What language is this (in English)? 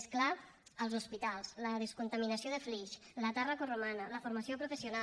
Catalan